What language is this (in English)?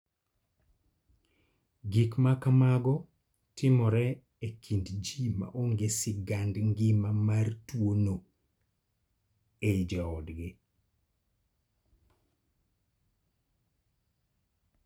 Luo (Kenya and Tanzania)